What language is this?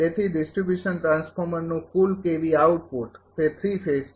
Gujarati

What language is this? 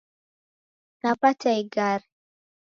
Taita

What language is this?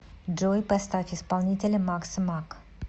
Russian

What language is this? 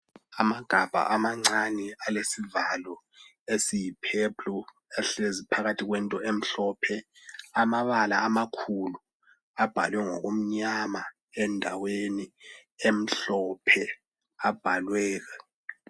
North Ndebele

